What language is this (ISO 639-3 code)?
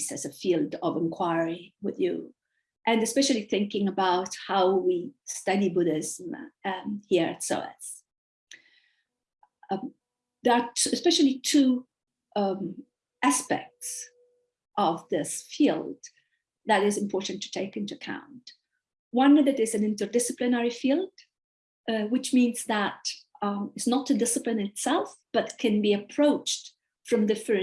eng